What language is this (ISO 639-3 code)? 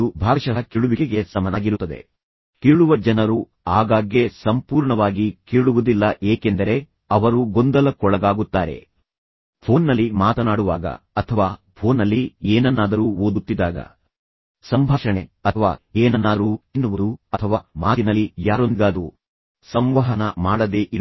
kan